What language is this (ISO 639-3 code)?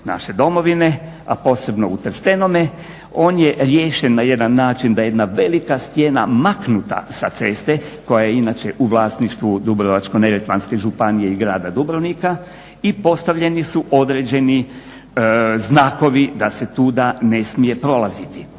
hrv